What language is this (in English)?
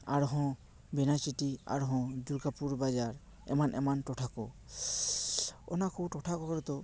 Santali